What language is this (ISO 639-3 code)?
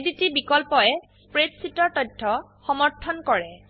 asm